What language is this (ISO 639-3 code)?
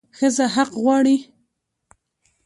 pus